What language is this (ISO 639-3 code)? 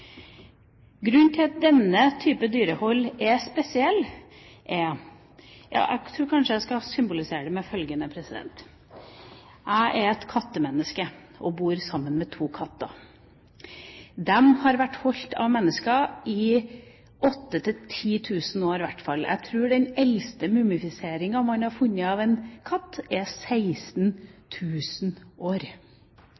nob